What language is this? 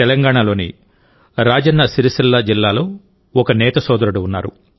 Telugu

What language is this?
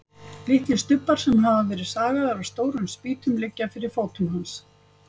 Icelandic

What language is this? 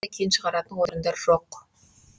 Kazakh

